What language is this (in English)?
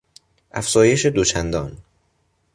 Persian